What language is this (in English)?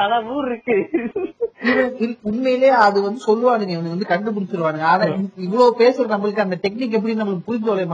Tamil